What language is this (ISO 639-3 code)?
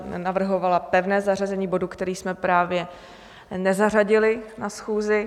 ces